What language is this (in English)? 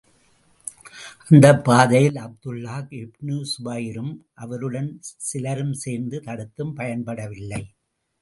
Tamil